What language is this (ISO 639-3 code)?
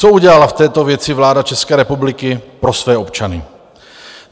ces